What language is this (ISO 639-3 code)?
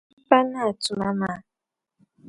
dag